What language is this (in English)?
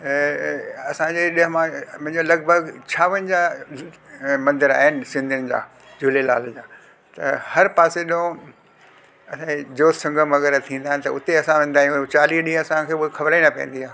Sindhi